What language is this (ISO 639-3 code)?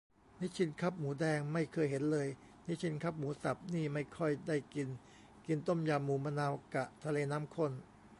tha